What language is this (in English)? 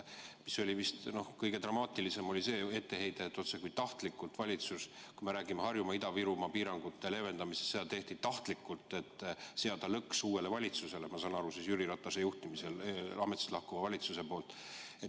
Estonian